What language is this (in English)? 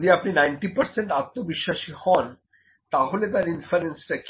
Bangla